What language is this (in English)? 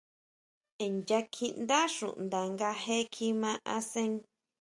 Huautla Mazatec